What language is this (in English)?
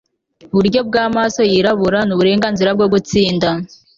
Kinyarwanda